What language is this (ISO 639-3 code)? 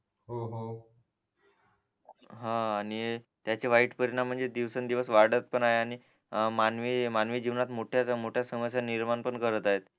mar